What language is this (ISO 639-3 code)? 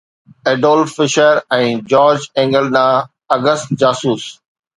snd